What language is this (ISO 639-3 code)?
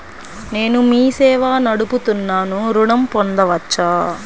tel